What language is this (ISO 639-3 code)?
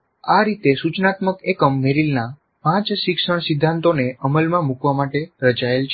guj